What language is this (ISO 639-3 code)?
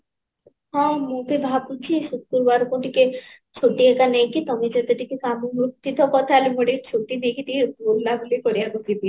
ori